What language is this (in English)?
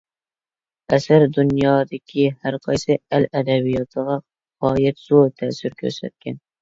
Uyghur